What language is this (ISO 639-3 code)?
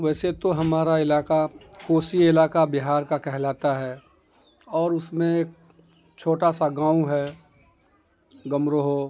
urd